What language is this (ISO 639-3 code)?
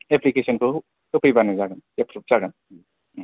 brx